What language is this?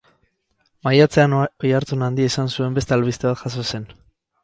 Basque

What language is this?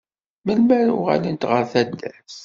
Kabyle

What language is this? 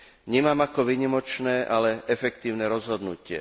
Slovak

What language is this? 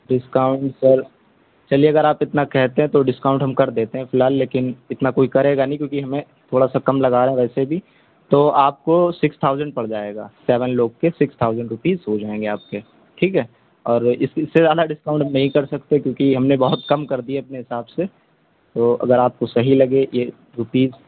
Urdu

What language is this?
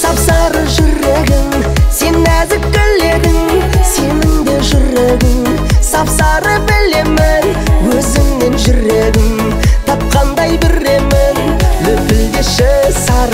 Arabic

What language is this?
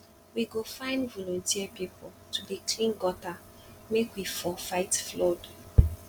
Nigerian Pidgin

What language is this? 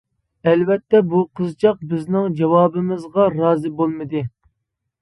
Uyghur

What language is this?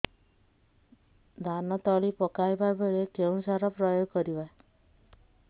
Odia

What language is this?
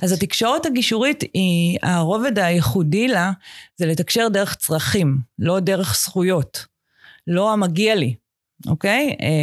Hebrew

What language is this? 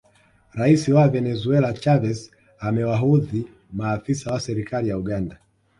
Swahili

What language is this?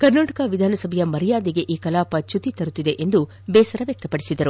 Kannada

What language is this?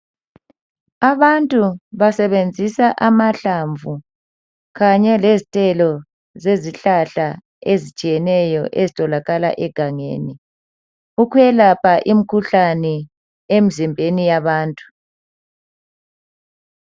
North Ndebele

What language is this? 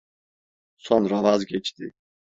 Turkish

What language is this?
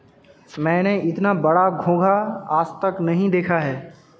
Hindi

